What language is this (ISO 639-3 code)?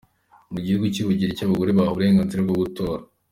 kin